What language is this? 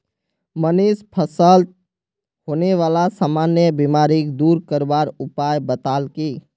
Magahi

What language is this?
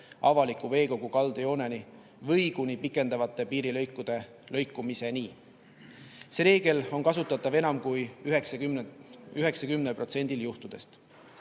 Estonian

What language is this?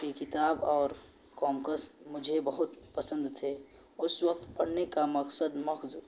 Urdu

